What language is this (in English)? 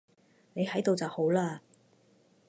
Cantonese